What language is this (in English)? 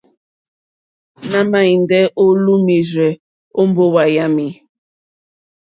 Mokpwe